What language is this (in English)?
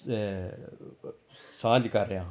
Punjabi